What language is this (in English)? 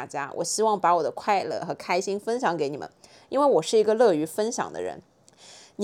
Chinese